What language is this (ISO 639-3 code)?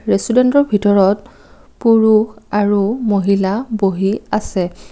asm